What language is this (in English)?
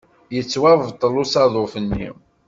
Kabyle